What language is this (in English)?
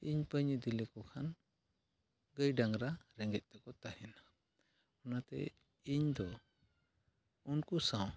Santali